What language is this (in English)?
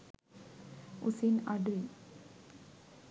Sinhala